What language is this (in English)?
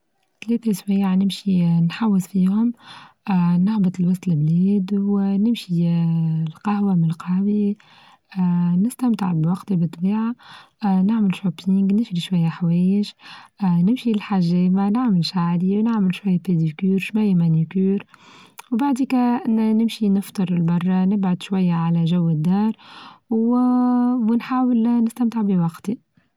Tunisian Arabic